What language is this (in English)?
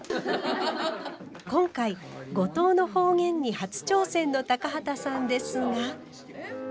Japanese